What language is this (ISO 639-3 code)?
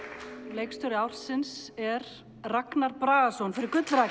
isl